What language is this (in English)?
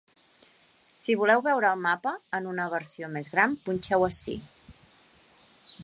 Catalan